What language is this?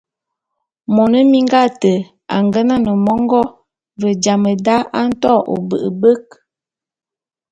Bulu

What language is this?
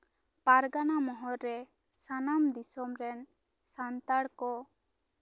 Santali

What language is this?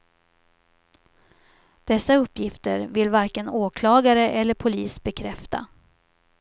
Swedish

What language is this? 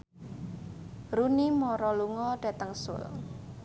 Javanese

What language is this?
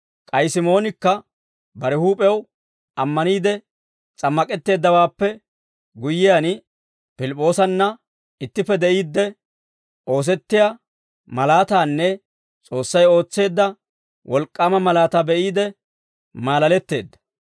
Dawro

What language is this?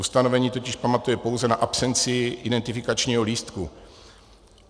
Czech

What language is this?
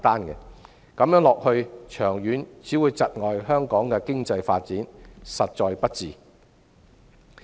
Cantonese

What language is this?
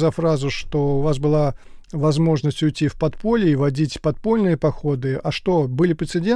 Russian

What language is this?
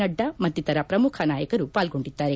Kannada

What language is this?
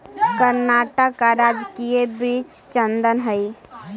Magahi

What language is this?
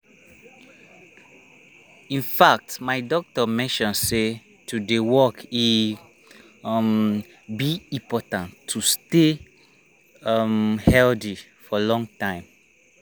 Nigerian Pidgin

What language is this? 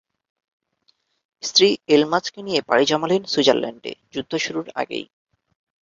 Bangla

